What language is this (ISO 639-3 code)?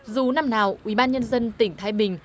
vie